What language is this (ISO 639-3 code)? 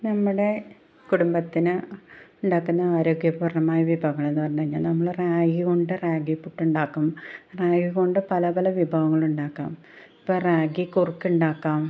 mal